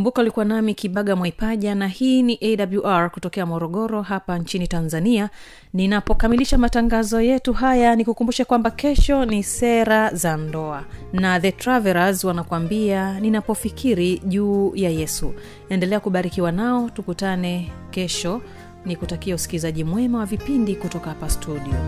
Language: Swahili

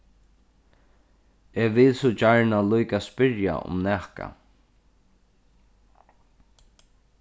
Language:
Faroese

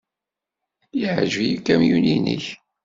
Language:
Kabyle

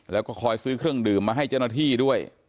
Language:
Thai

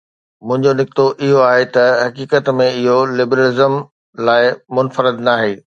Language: Sindhi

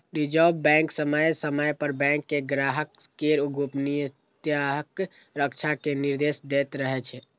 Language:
Maithili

